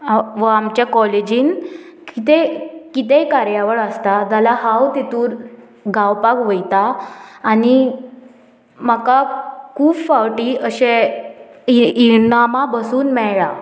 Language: Konkani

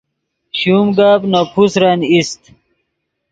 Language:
Yidgha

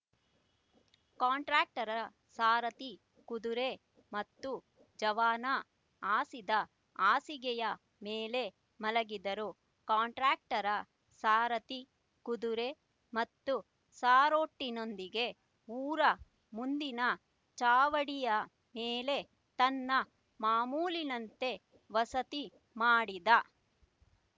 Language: Kannada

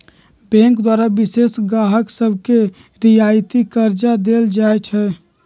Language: Magahi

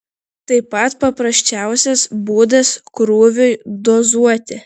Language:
Lithuanian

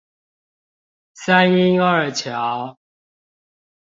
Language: Chinese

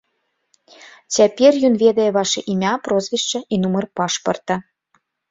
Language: Belarusian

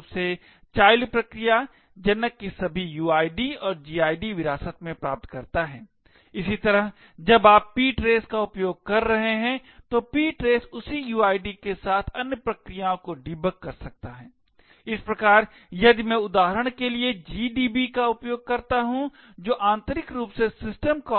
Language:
Hindi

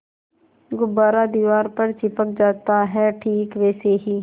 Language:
Hindi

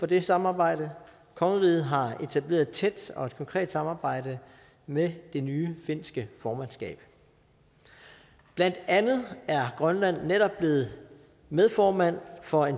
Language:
Danish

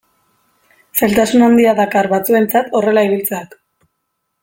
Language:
Basque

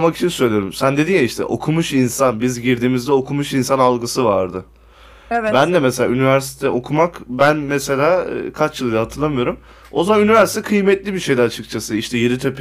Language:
Turkish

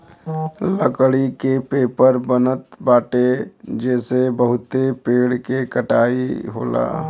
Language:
Bhojpuri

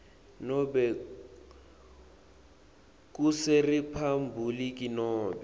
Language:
Swati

